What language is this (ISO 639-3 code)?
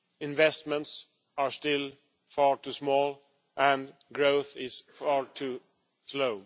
eng